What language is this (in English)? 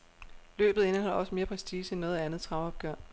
Danish